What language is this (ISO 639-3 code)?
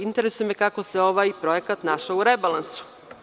srp